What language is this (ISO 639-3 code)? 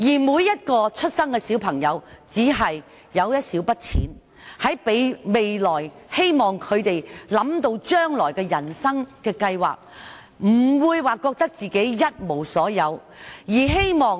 yue